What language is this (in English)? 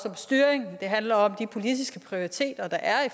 Danish